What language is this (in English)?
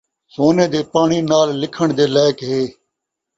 Saraiki